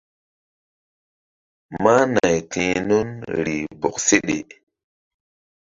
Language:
Mbum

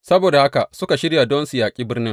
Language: Hausa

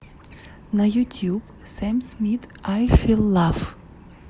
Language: Russian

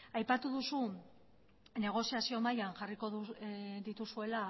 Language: Basque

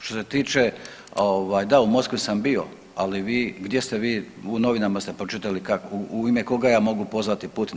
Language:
Croatian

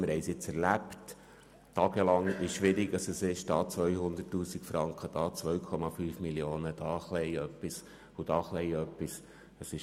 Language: Swiss German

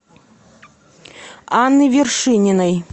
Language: Russian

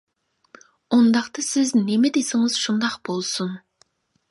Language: Uyghur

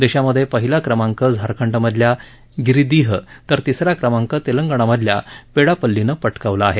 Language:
Marathi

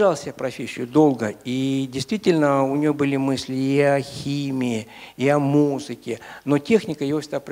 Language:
Russian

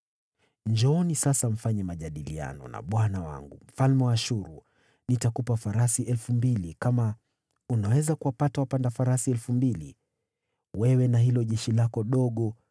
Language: Swahili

